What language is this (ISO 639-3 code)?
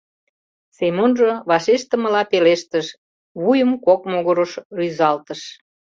chm